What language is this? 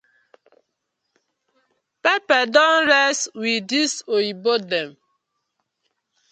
Nigerian Pidgin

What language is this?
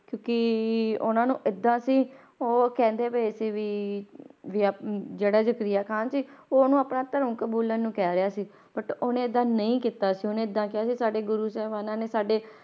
Punjabi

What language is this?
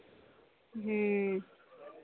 Maithili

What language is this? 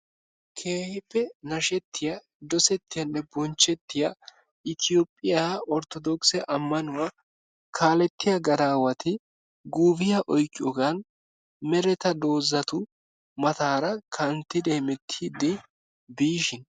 Wolaytta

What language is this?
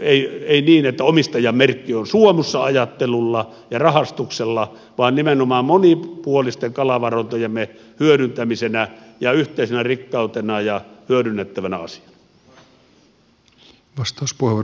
Finnish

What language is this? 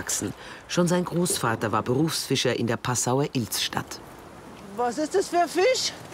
German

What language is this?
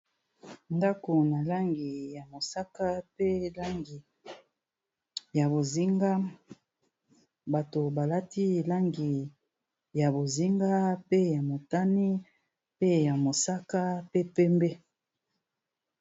Lingala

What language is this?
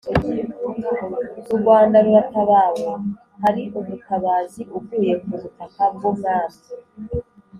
Kinyarwanda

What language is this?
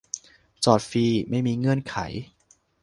Thai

